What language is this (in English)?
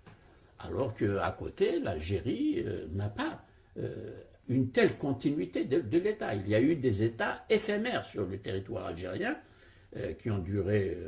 French